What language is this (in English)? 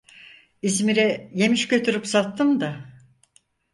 Turkish